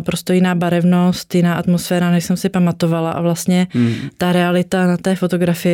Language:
Czech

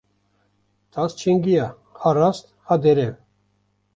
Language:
Kurdish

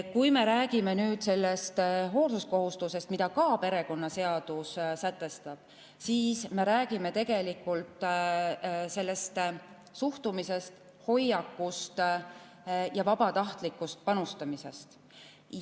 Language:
Estonian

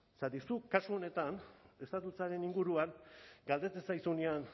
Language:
Basque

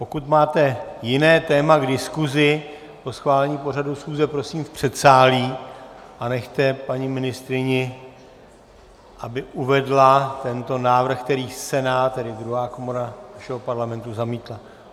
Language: Czech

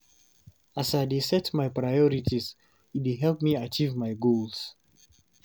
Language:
Nigerian Pidgin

